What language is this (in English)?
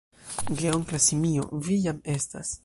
Esperanto